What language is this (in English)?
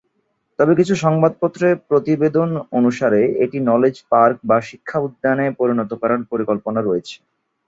Bangla